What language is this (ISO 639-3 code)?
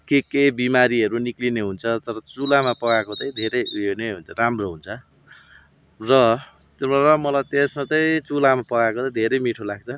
nep